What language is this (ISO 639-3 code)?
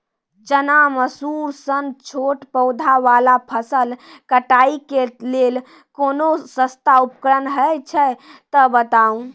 mai